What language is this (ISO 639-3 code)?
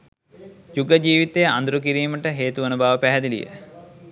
sin